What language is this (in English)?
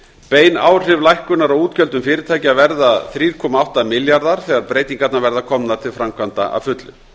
Icelandic